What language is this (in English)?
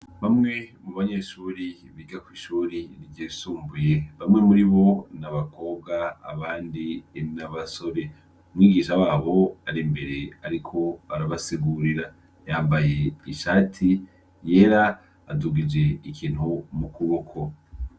Rundi